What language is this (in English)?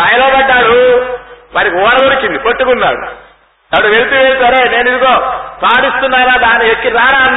Telugu